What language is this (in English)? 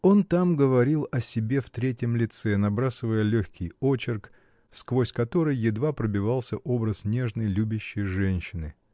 Russian